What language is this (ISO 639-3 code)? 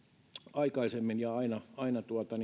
fin